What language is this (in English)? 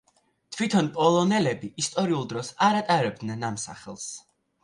Georgian